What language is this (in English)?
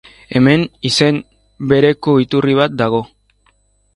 Basque